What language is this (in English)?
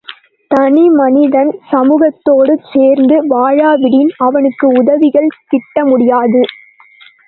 Tamil